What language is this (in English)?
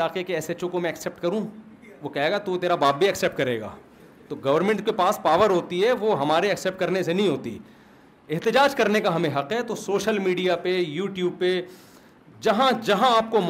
Urdu